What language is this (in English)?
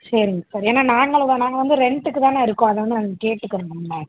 Tamil